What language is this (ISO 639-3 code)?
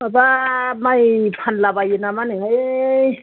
brx